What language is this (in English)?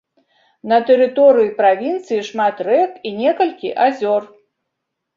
Belarusian